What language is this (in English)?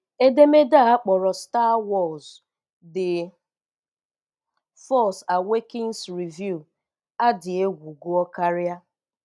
Igbo